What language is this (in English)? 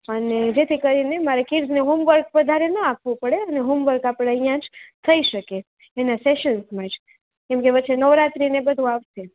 Gujarati